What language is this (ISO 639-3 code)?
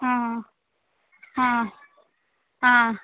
kok